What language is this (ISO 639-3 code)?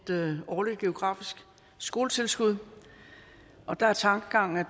dan